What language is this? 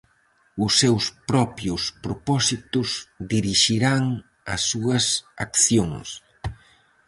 Galician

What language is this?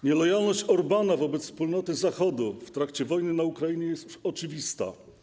Polish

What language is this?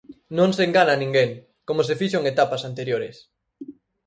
Galician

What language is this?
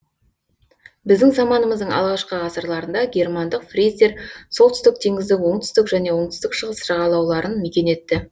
Kazakh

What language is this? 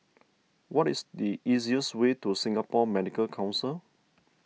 English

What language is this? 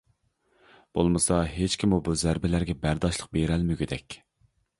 Uyghur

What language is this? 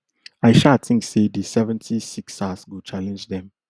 Nigerian Pidgin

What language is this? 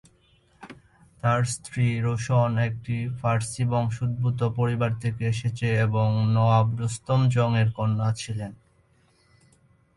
Bangla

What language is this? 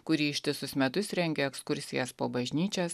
Lithuanian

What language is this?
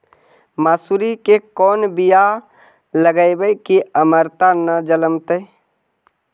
Magahi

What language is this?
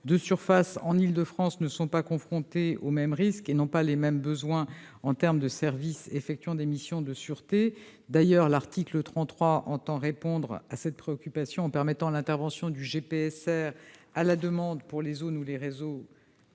French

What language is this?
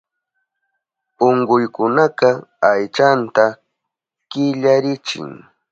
Southern Pastaza Quechua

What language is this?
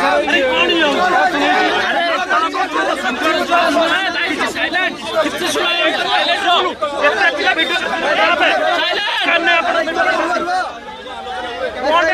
Arabic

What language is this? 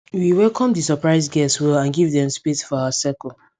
Nigerian Pidgin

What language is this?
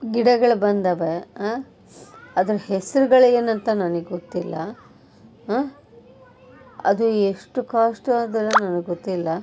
Kannada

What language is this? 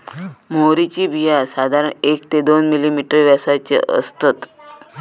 Marathi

